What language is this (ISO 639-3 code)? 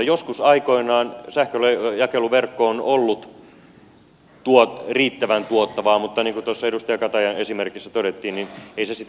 fin